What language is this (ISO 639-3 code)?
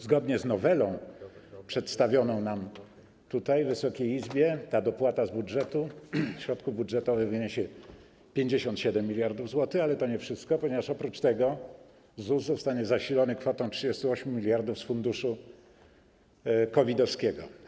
pol